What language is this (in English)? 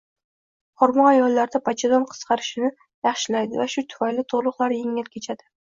Uzbek